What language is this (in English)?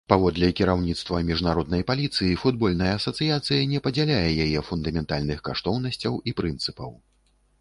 Belarusian